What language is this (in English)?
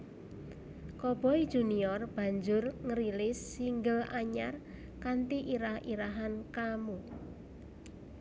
Javanese